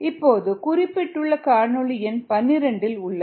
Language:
Tamil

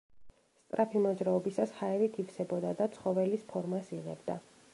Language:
Georgian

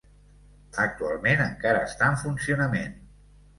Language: Catalan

